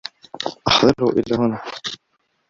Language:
Arabic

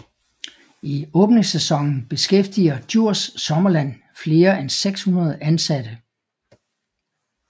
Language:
Danish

